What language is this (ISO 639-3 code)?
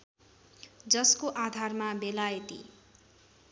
nep